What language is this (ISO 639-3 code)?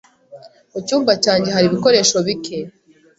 kin